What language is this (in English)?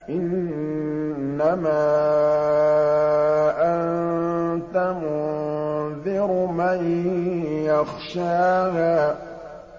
Arabic